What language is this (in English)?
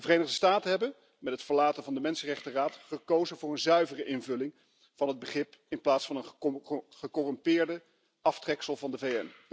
Dutch